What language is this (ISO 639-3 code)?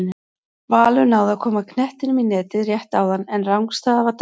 isl